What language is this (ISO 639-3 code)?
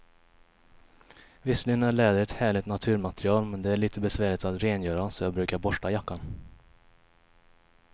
swe